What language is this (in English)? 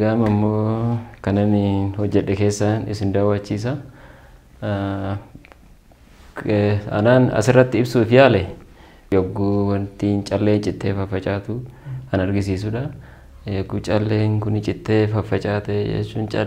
Indonesian